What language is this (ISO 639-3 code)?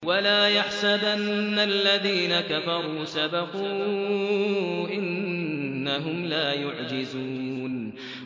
ara